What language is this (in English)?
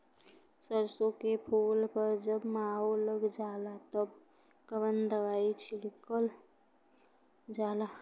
Bhojpuri